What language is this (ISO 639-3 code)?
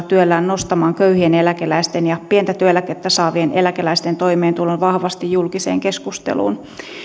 fin